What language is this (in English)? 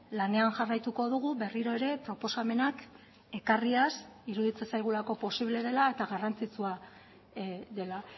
Basque